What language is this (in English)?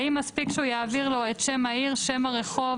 Hebrew